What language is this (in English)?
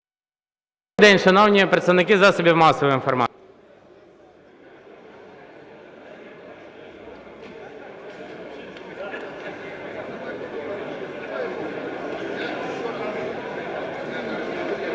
Ukrainian